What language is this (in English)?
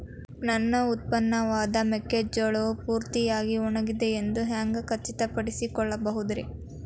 Kannada